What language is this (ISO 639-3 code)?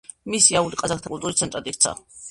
kat